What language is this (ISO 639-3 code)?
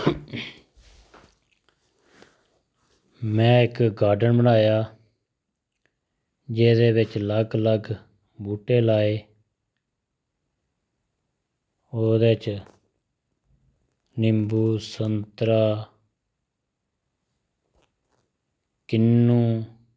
doi